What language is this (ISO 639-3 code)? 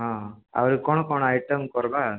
ori